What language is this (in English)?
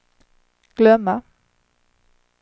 Swedish